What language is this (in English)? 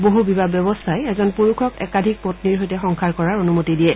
Assamese